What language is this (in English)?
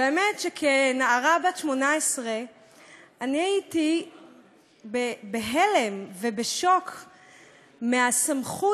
Hebrew